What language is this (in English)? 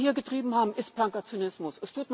German